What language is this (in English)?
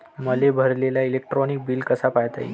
Marathi